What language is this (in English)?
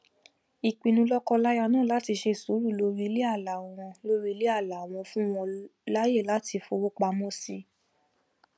Yoruba